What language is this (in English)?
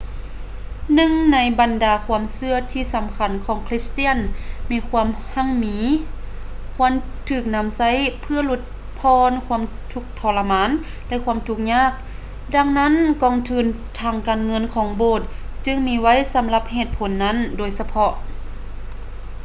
Lao